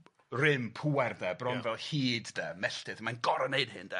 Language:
Welsh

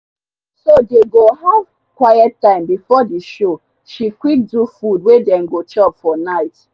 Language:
Nigerian Pidgin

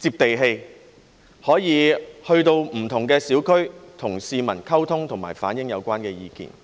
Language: Cantonese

